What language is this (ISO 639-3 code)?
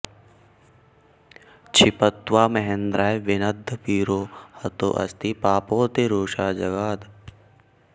san